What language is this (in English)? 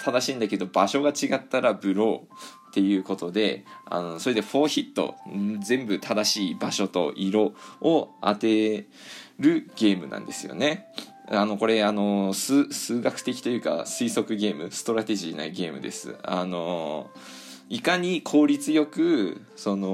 Japanese